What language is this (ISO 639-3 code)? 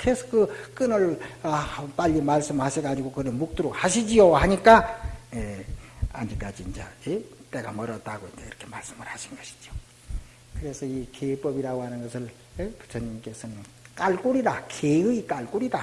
kor